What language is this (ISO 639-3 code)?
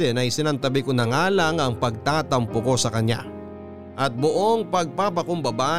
fil